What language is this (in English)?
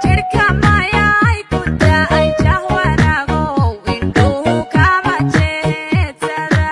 Somali